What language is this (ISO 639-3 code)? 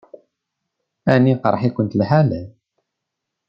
kab